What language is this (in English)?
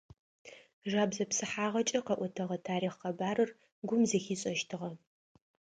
Adyghe